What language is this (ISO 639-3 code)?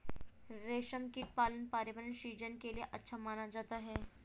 hin